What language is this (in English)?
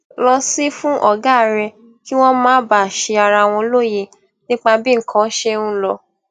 Yoruba